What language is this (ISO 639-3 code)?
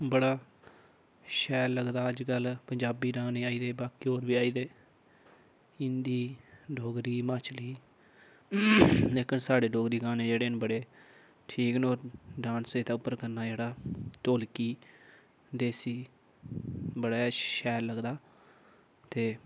doi